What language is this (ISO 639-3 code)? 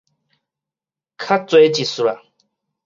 nan